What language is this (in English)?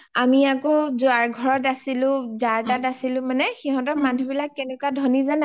Assamese